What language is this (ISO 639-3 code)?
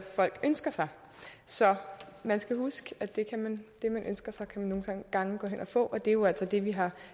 dan